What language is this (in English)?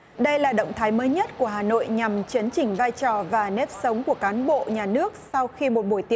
Vietnamese